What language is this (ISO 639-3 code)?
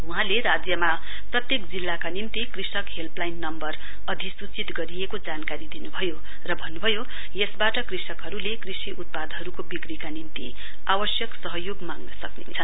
nep